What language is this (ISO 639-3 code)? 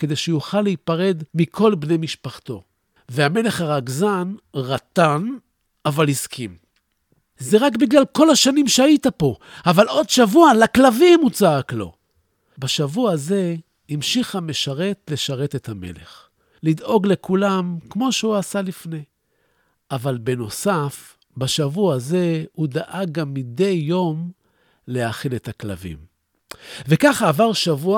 heb